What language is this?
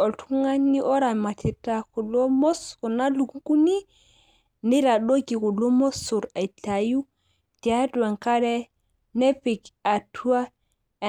Masai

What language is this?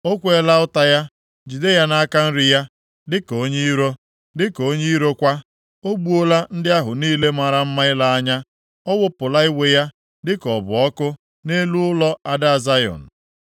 Igbo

